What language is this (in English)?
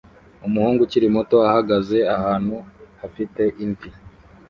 Kinyarwanda